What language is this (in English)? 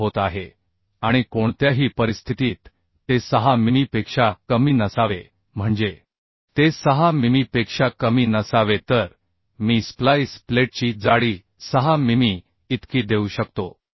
Marathi